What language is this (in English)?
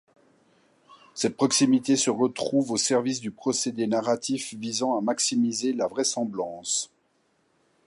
French